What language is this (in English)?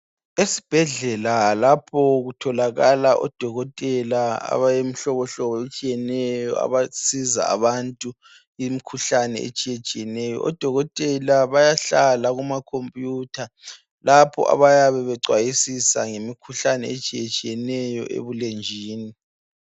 North Ndebele